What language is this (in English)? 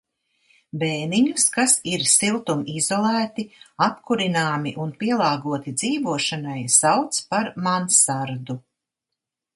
Latvian